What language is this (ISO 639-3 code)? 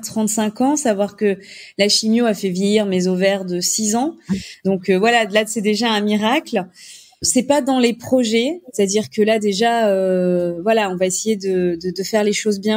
fra